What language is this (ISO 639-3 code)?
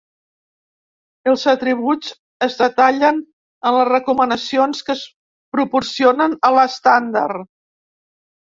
cat